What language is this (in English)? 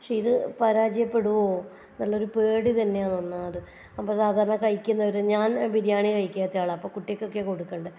Malayalam